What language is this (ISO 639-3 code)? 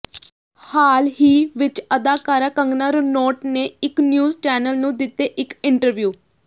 pan